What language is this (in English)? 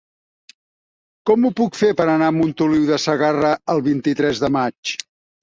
Catalan